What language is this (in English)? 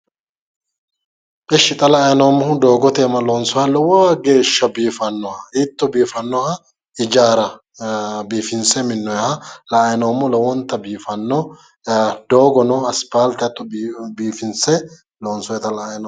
Sidamo